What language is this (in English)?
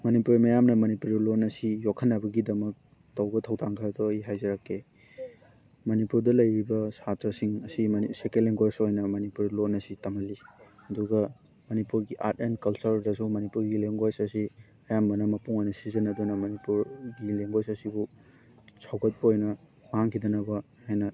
Manipuri